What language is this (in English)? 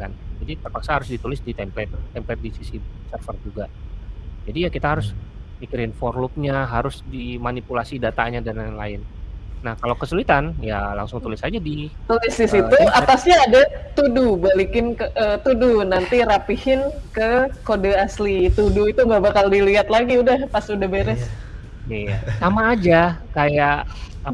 Indonesian